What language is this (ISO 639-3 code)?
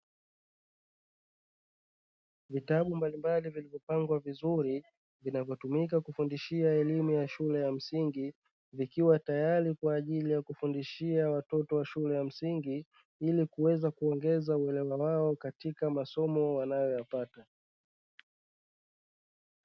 swa